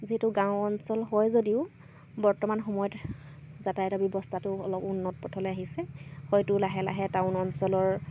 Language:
Assamese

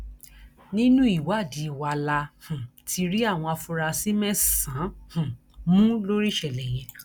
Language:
Yoruba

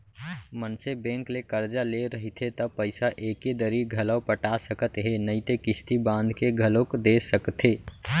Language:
Chhattisgarhi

